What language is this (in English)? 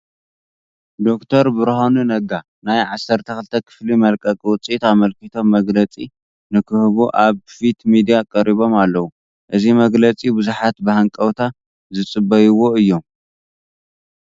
Tigrinya